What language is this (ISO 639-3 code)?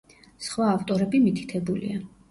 kat